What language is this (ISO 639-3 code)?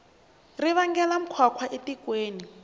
tso